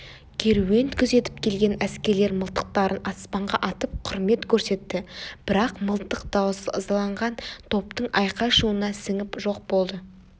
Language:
Kazakh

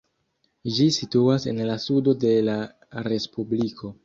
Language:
Esperanto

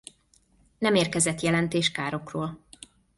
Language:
Hungarian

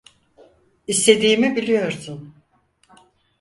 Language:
Turkish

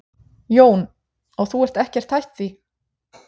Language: Icelandic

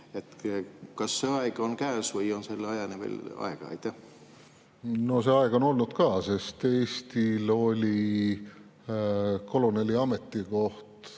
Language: Estonian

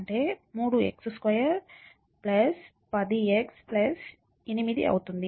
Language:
Telugu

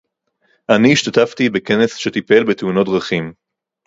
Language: Hebrew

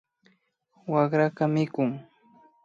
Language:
Imbabura Highland Quichua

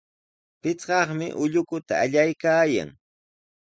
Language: Sihuas Ancash Quechua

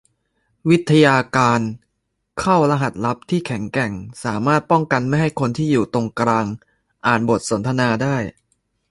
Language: Thai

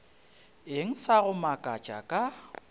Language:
Northern Sotho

